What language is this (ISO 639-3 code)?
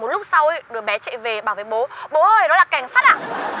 vie